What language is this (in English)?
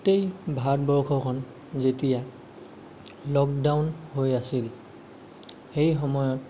Assamese